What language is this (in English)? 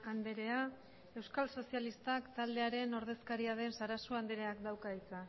Basque